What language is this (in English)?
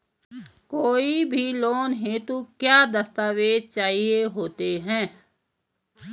Hindi